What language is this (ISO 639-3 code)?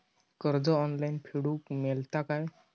mar